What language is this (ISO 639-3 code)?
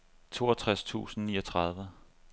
dan